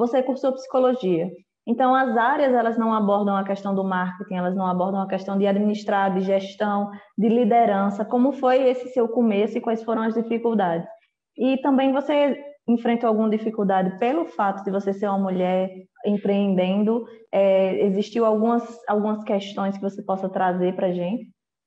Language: Portuguese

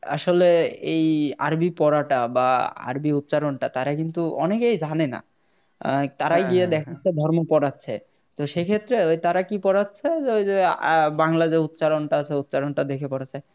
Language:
Bangla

